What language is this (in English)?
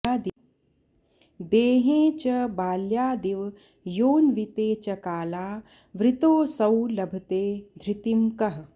Sanskrit